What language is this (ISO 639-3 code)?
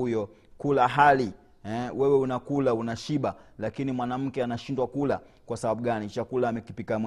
swa